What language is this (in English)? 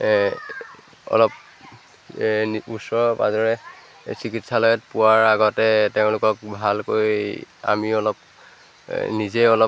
Assamese